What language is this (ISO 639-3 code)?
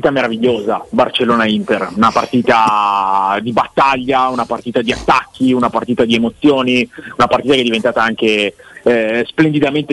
ita